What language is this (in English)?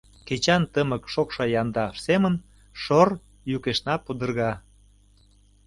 Mari